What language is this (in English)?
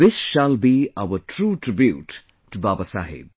English